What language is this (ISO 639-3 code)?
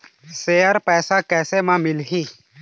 hne